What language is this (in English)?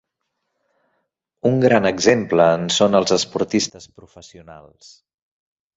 Catalan